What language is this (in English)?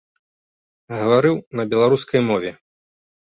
Belarusian